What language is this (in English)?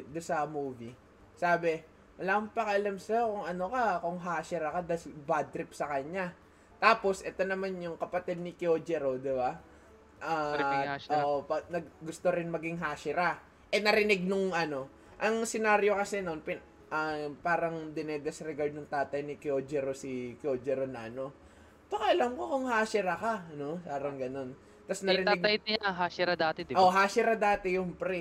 Filipino